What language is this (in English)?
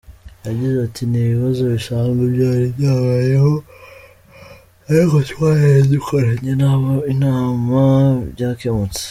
Kinyarwanda